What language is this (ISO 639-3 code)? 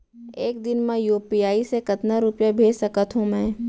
hne